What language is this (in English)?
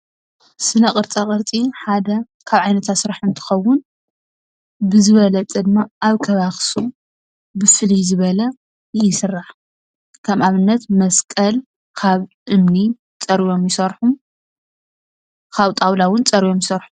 Tigrinya